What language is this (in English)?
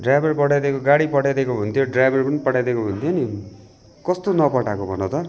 Nepali